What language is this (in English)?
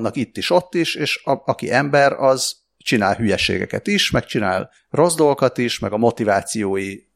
Hungarian